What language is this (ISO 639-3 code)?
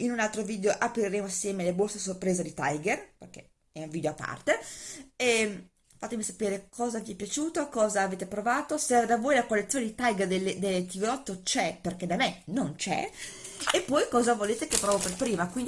ita